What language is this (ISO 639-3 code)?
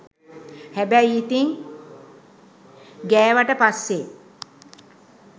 sin